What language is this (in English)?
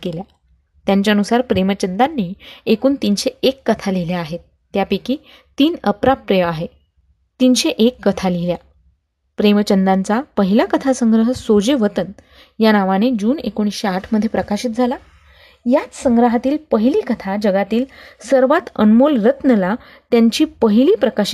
Marathi